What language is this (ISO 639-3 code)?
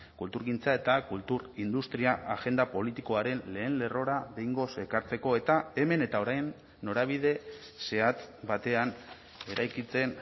eus